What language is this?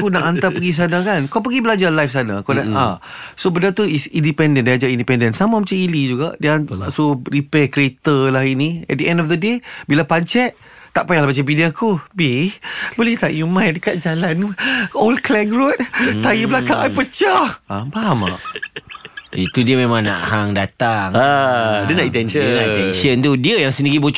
Malay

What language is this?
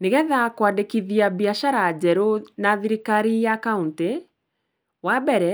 Kikuyu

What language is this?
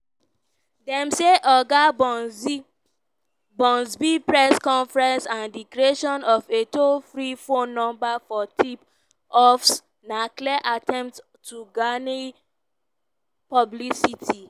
Nigerian Pidgin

